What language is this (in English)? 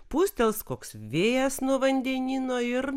Lithuanian